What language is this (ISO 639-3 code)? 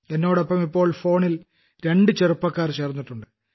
mal